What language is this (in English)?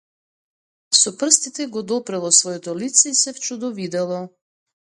Macedonian